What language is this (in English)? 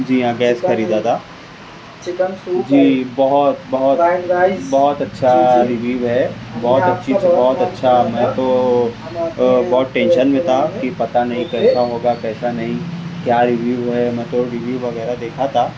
Urdu